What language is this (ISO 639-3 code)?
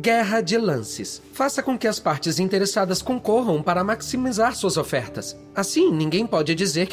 por